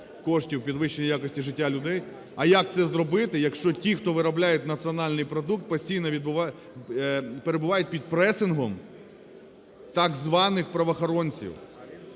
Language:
Ukrainian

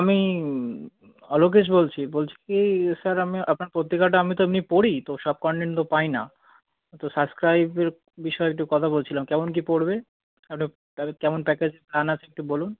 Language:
Bangla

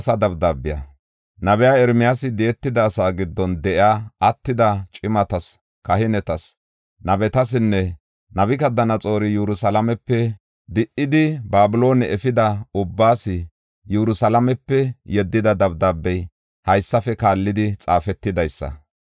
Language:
Gofa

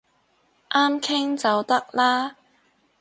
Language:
Cantonese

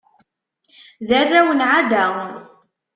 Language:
Kabyle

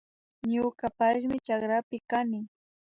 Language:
Imbabura Highland Quichua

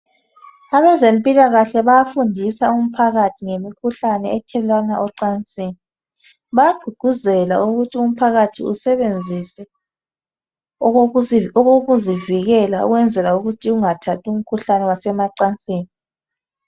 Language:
North Ndebele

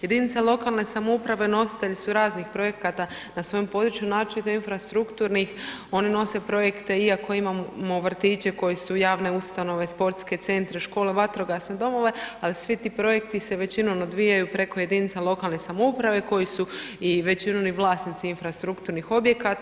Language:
Croatian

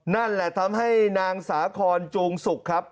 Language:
Thai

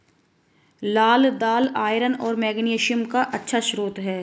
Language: Hindi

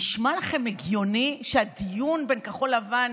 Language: Hebrew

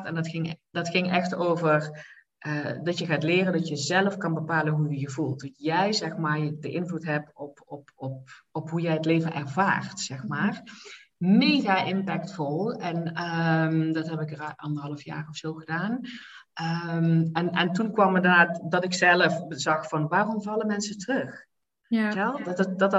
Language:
Dutch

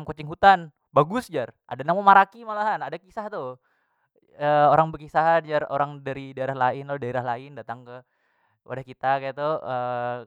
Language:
Banjar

